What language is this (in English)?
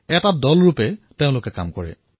Assamese